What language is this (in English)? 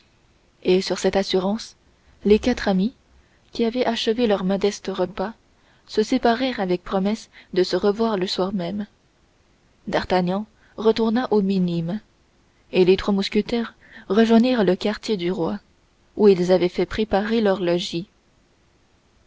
French